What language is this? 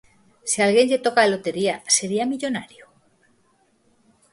Galician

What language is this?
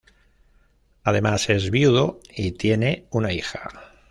Spanish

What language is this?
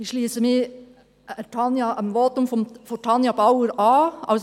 Swiss German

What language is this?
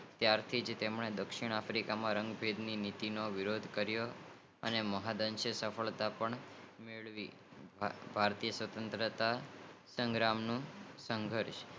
Gujarati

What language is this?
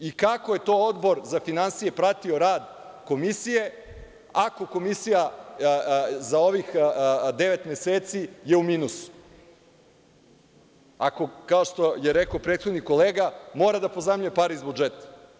Serbian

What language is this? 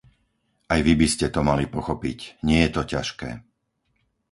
Slovak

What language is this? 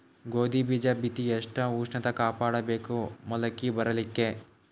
Kannada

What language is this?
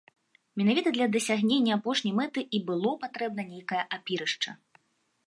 Belarusian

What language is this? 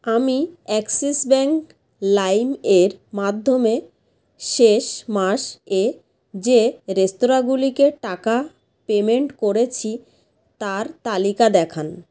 Bangla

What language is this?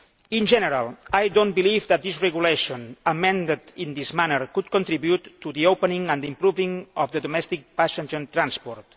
English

